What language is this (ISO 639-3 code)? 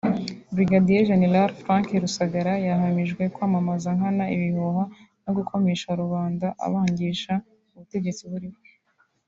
kin